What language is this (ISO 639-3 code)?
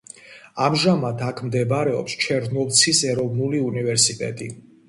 kat